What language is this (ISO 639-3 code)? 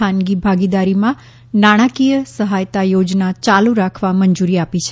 guj